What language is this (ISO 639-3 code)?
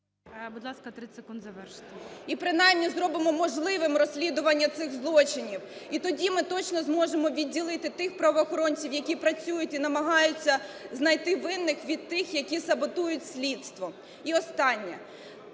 ukr